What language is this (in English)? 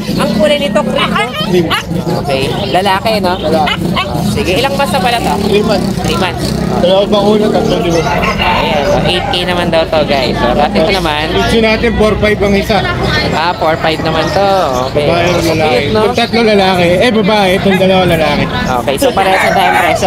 Filipino